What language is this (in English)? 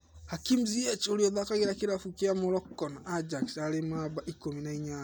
Kikuyu